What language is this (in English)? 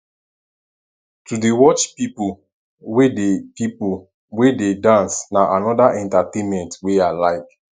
Nigerian Pidgin